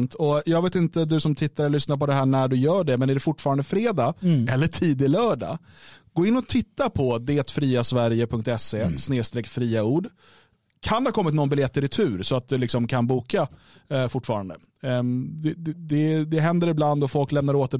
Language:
Swedish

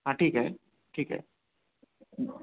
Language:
Marathi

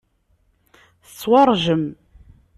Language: Kabyle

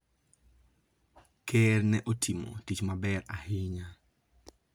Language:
Luo (Kenya and Tanzania)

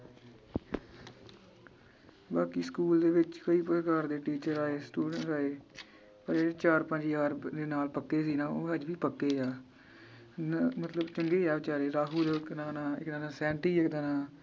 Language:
Punjabi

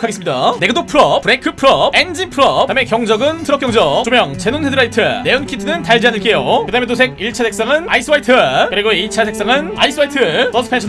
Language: Korean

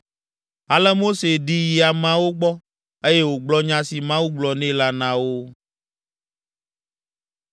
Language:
Ewe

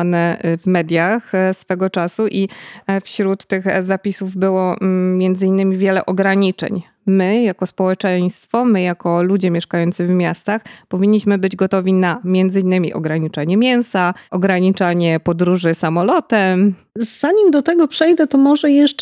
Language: Polish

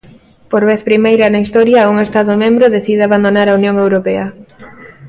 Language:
Galician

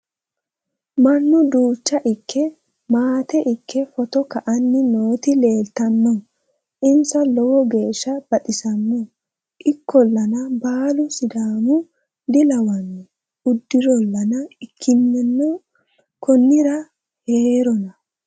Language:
Sidamo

